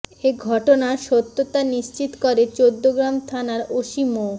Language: Bangla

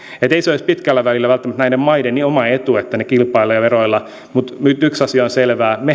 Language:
Finnish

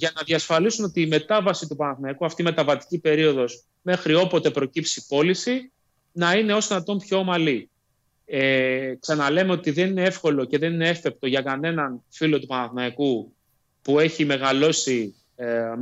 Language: Greek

